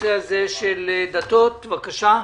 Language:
Hebrew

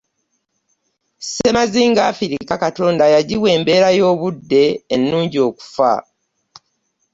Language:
Ganda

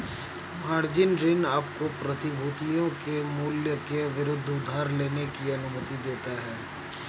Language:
Hindi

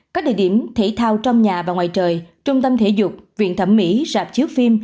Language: Vietnamese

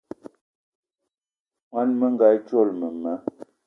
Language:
Eton (Cameroon)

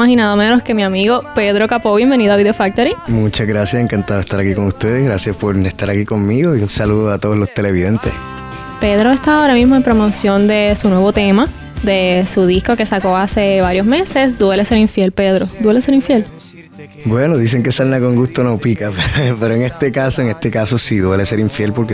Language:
Spanish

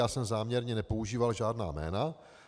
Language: Czech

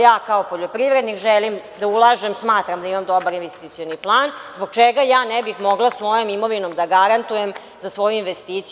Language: Serbian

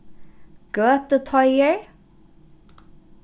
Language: Faroese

